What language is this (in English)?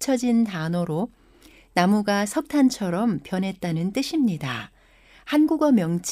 Korean